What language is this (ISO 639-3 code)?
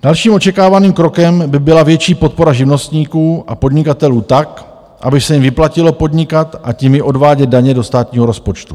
ces